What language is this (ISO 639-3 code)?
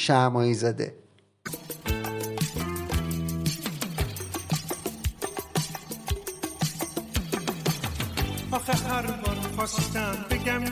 fas